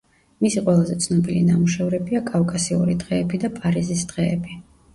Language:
Georgian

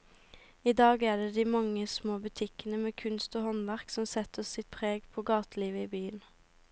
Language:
Norwegian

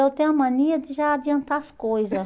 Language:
Portuguese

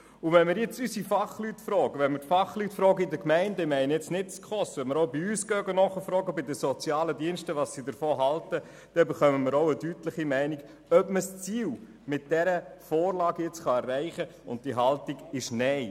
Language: Swiss German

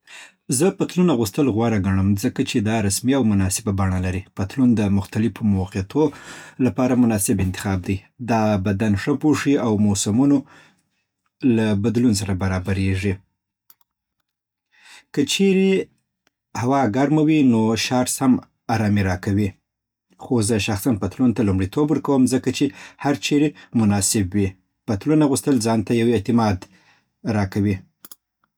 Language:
Southern Pashto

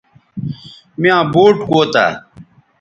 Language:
Bateri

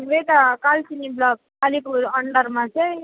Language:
Nepali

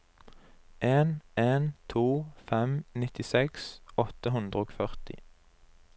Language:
Norwegian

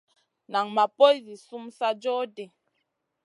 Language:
Masana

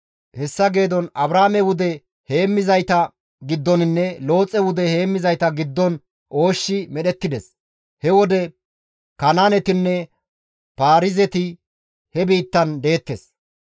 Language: Gamo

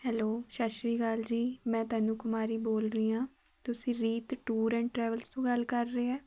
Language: Punjabi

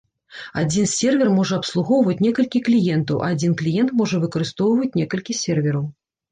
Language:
Belarusian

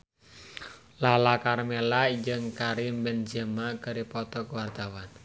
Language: Sundanese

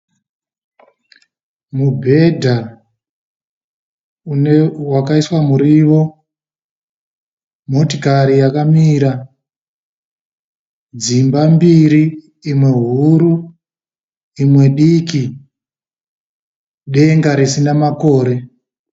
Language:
Shona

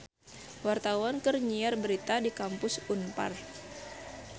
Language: Sundanese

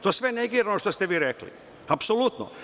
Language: Serbian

